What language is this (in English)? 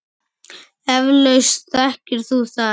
Icelandic